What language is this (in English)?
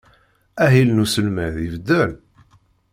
Kabyle